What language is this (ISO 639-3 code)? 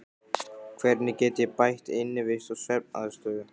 isl